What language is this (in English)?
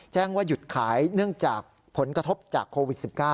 Thai